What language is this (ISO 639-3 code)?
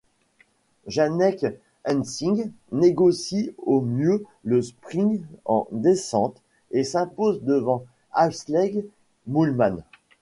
fra